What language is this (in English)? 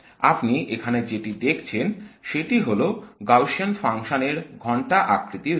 Bangla